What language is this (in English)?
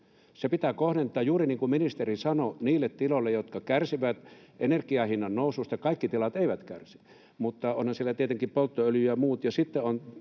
Finnish